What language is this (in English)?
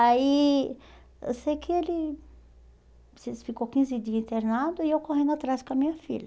Portuguese